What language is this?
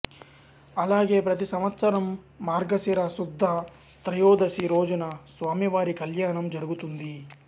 Telugu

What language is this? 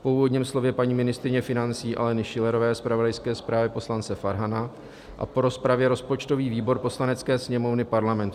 Czech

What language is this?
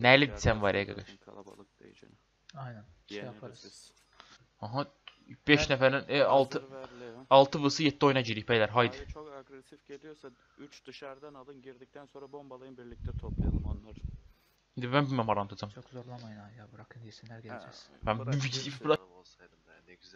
Turkish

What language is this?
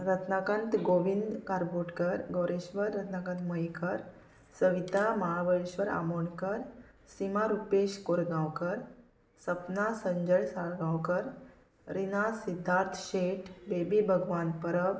Konkani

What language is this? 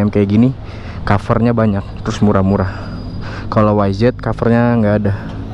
Indonesian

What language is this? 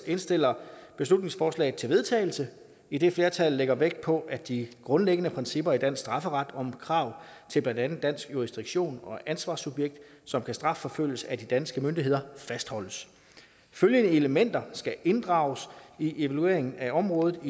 Danish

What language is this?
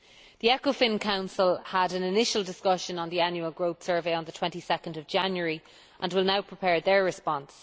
English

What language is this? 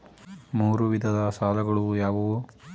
Kannada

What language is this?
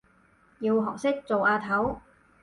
Cantonese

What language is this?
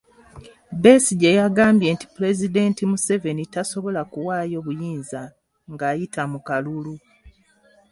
Ganda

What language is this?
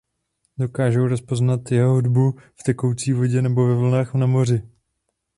Czech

